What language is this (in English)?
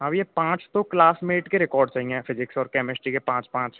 Hindi